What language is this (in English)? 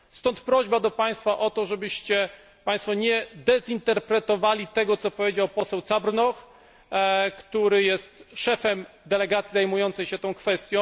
Polish